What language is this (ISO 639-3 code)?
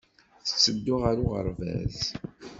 kab